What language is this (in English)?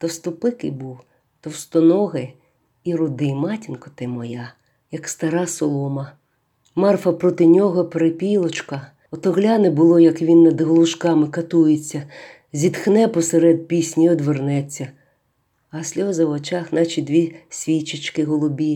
Ukrainian